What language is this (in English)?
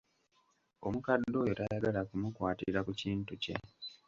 Ganda